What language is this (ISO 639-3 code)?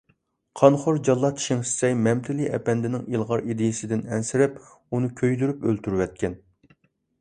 uig